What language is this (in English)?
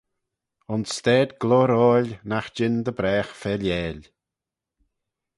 Manx